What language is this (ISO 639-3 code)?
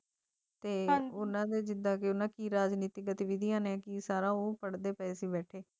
pan